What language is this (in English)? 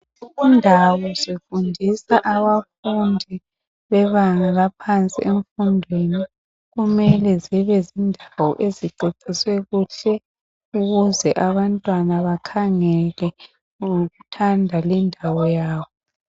North Ndebele